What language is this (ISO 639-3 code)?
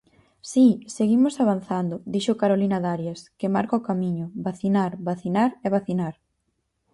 glg